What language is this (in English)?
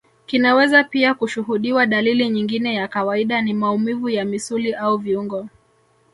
Swahili